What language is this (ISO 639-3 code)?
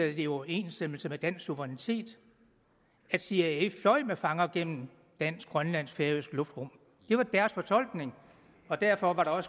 dan